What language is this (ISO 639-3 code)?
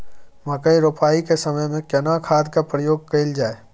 mai